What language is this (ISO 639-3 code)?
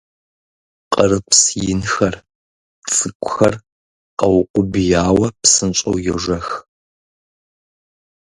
kbd